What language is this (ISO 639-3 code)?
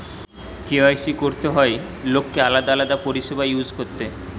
ben